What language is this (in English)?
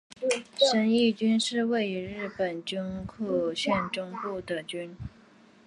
Chinese